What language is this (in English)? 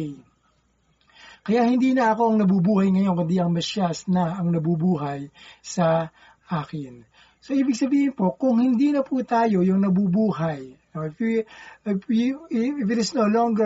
Filipino